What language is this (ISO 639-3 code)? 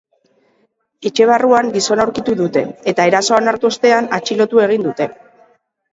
eus